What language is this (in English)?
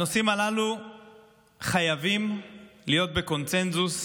Hebrew